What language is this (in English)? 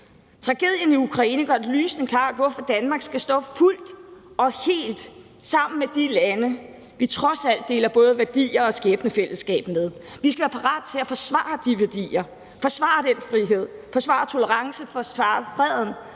Danish